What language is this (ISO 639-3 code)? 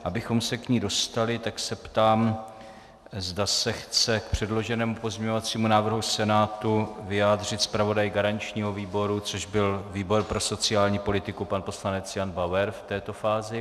ces